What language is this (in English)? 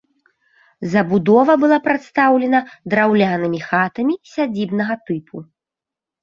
Belarusian